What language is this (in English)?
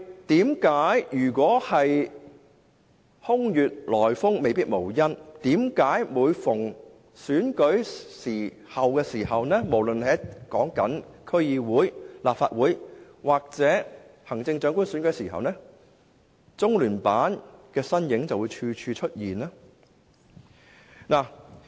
Cantonese